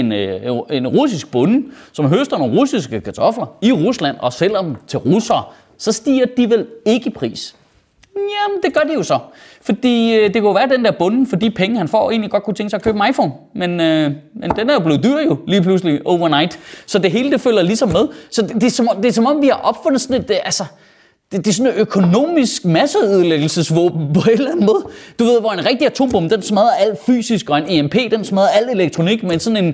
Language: Danish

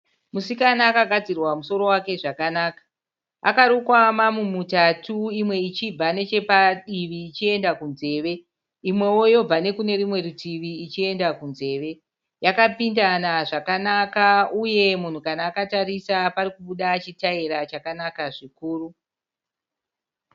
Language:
Shona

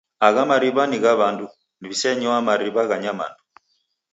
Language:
Taita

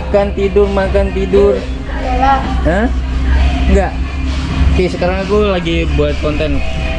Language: Indonesian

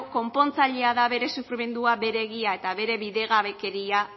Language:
Basque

